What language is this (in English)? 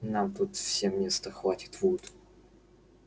Russian